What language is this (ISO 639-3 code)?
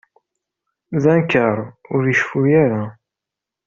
kab